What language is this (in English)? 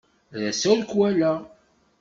Kabyle